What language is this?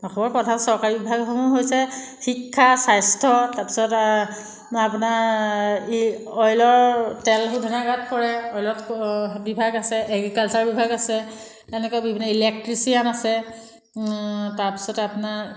Assamese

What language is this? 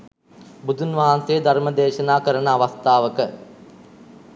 Sinhala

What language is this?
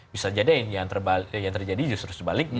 Indonesian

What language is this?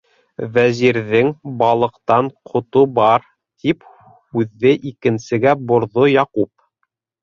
Bashkir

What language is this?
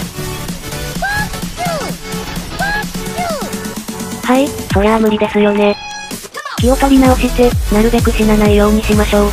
Japanese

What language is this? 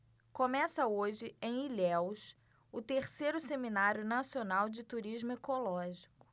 Portuguese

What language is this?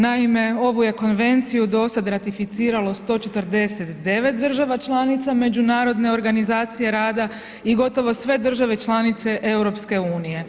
Croatian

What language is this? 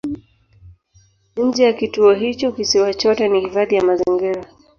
Swahili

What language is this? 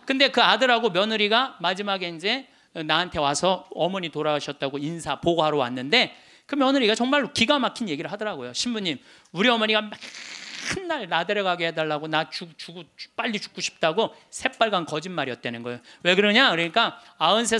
Korean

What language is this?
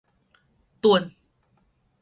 Min Nan Chinese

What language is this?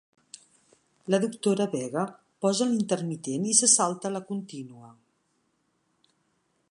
Catalan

